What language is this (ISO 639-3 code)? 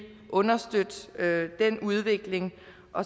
dan